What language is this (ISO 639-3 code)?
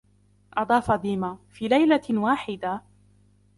ara